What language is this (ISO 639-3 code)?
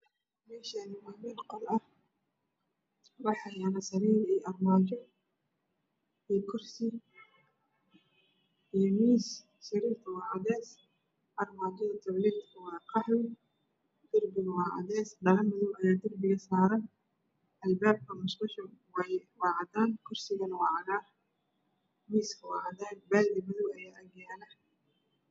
som